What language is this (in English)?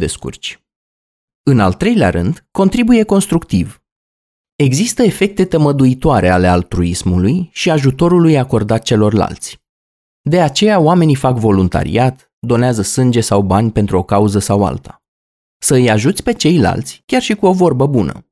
Romanian